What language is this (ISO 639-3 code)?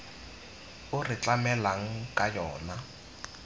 tsn